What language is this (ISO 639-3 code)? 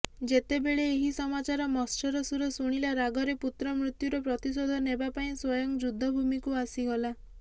ori